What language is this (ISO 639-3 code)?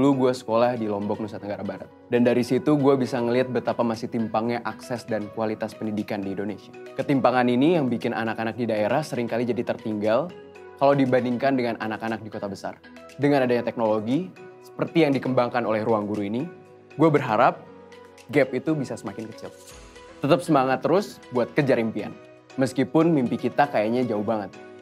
ind